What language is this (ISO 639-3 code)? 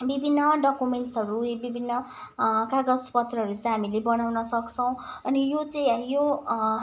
nep